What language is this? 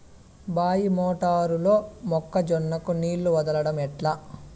Telugu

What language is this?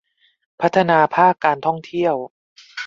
Thai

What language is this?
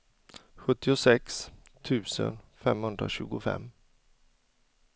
Swedish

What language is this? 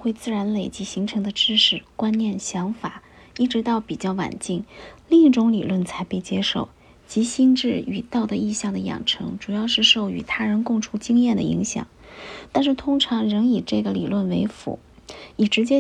Chinese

